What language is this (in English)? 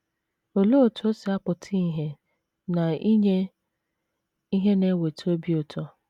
Igbo